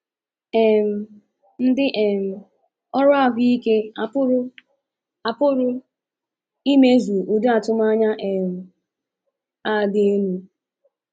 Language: Igbo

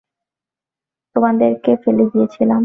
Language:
Bangla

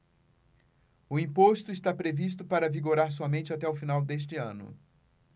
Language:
Portuguese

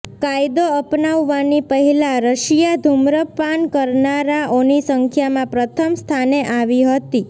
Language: Gujarati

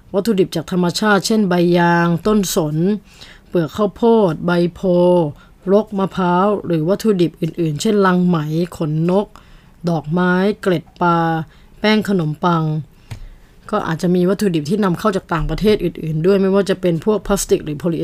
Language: Thai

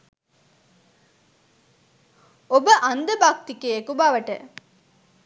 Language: Sinhala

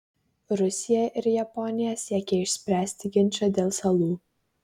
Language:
Lithuanian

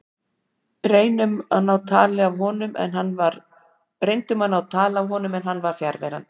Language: Icelandic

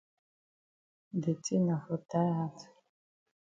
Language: Cameroon Pidgin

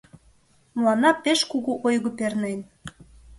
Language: Mari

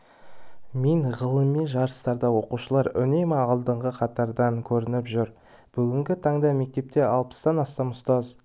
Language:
Kazakh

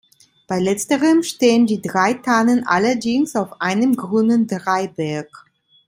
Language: German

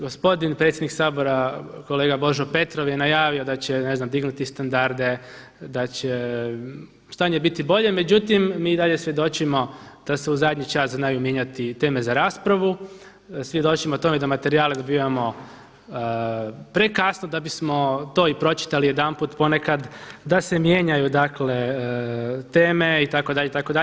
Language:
Croatian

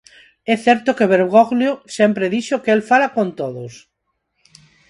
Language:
Galician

